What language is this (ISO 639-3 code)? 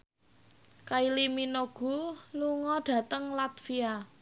jav